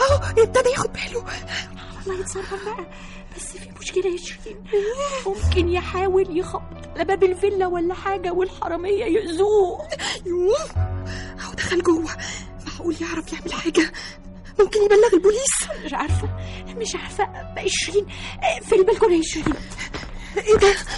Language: Arabic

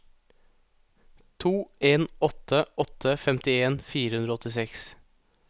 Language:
Norwegian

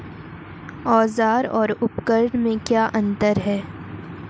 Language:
Hindi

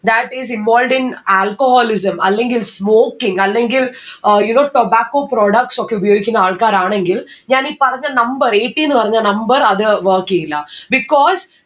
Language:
Malayalam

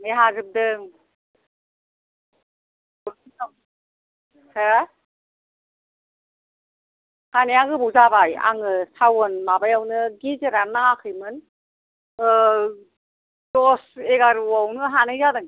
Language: Bodo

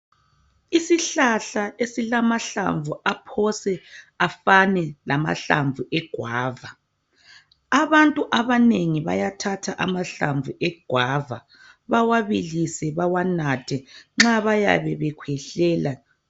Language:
North Ndebele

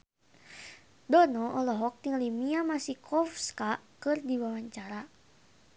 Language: Sundanese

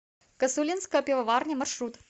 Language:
Russian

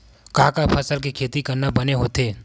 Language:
Chhattisgarhi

